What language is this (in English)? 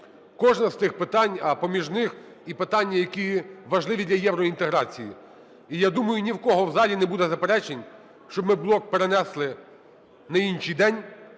Ukrainian